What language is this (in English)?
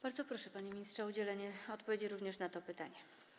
Polish